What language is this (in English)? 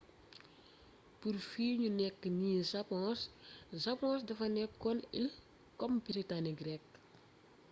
Wolof